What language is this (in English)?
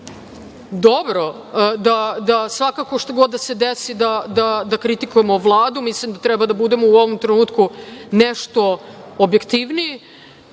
Serbian